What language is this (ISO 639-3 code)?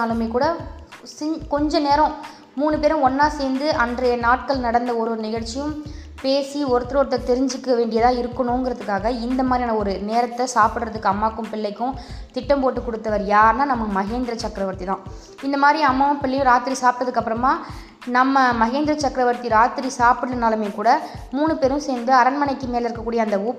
tam